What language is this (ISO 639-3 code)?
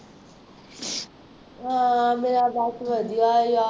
pan